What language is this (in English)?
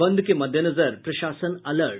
Hindi